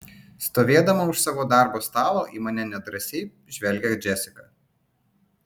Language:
Lithuanian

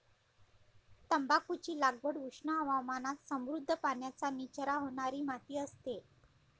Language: Marathi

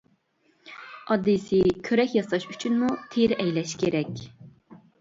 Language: Uyghur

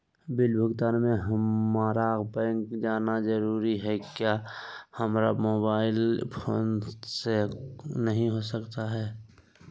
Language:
Magahi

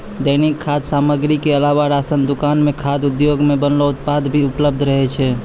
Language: Maithili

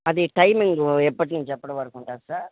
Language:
Telugu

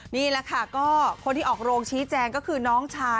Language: Thai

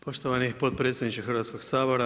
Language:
Croatian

